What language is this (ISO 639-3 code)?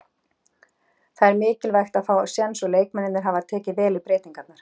isl